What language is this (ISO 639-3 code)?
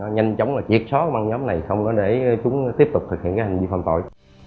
vie